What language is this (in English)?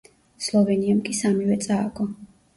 Georgian